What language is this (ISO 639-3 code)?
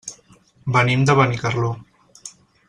cat